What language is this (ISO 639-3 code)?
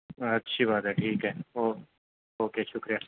urd